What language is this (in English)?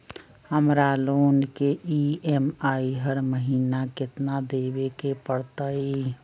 Magahi